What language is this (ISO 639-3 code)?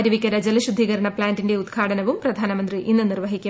mal